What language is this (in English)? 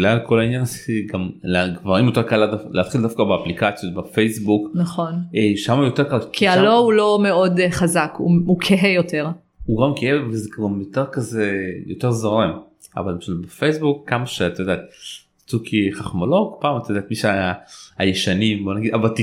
Hebrew